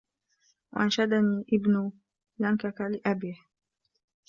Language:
Arabic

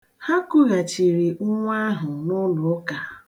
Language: Igbo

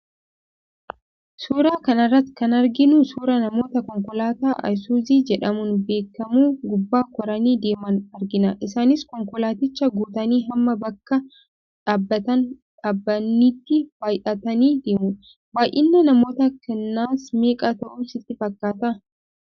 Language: Oromo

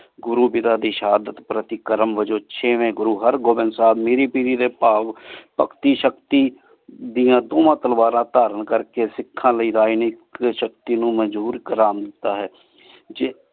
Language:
Punjabi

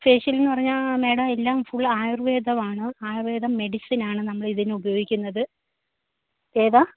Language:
Malayalam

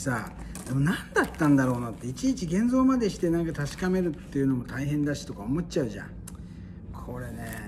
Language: Japanese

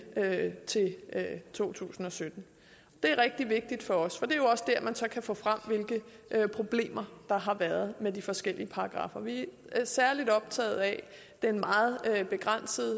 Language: Danish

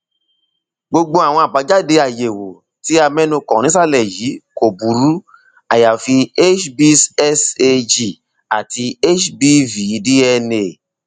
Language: Yoruba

